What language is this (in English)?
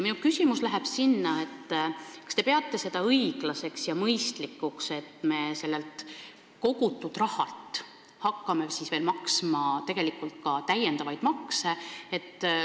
Estonian